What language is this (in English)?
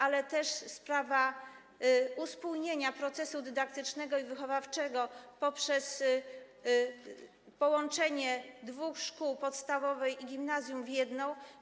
Polish